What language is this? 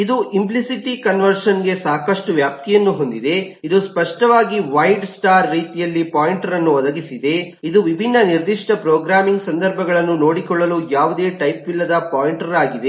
Kannada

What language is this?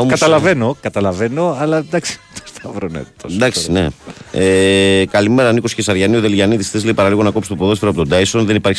Greek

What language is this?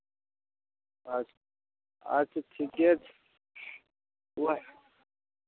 Maithili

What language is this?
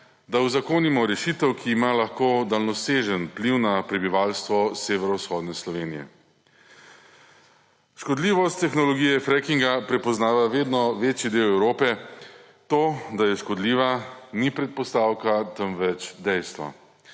Slovenian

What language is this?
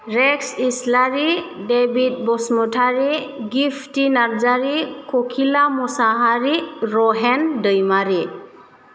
Bodo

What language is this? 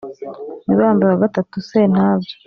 Kinyarwanda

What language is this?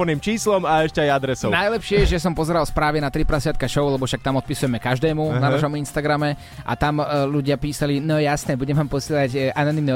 Slovak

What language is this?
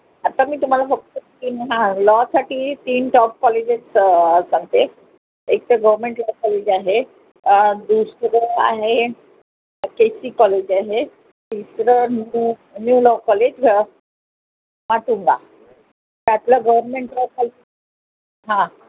Marathi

